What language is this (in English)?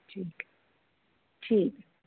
Dogri